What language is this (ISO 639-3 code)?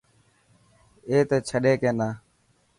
mki